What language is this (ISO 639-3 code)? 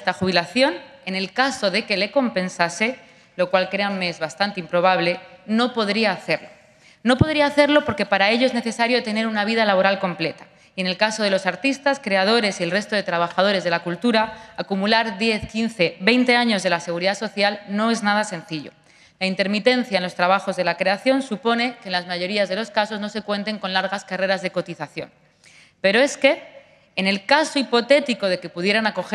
spa